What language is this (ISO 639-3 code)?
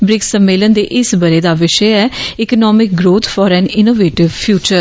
doi